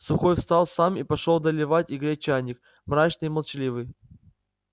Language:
Russian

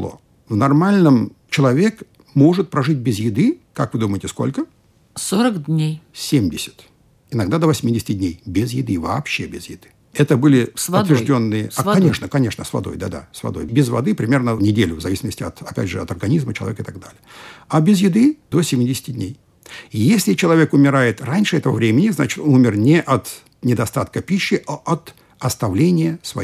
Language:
Russian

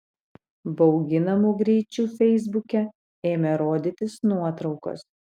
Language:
Lithuanian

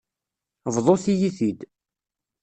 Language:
Kabyle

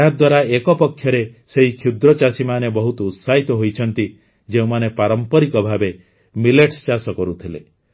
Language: Odia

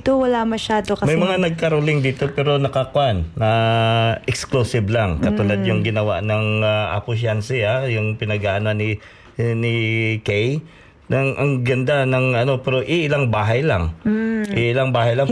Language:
Filipino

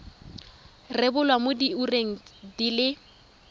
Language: Tswana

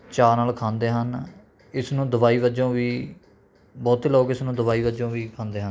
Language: Punjabi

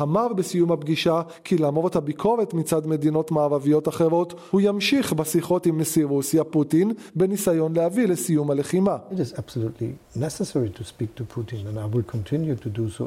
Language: Hebrew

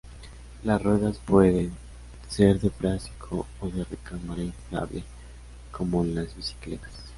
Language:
Spanish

